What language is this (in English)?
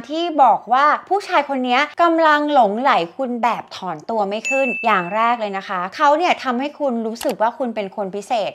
Thai